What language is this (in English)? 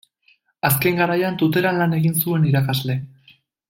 Basque